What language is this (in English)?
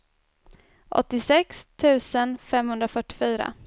Swedish